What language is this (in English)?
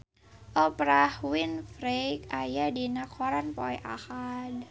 Sundanese